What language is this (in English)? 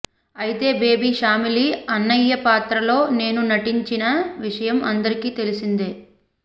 Telugu